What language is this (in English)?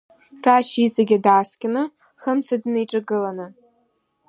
Abkhazian